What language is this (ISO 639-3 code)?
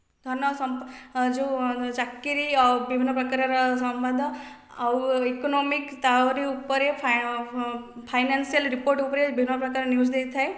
ori